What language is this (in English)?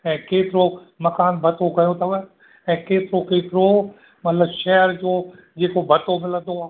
Sindhi